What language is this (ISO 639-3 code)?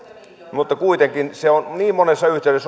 fin